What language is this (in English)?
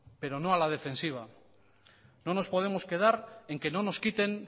Spanish